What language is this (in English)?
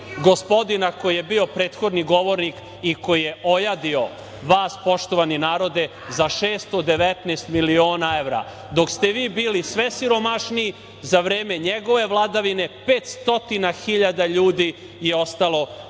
Serbian